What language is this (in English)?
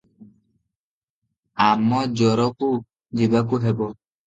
Odia